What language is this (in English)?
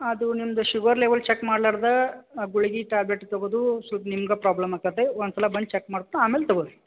Kannada